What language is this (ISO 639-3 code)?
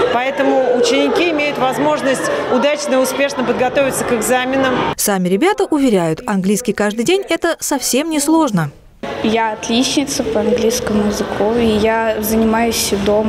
rus